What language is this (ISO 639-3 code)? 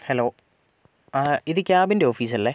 mal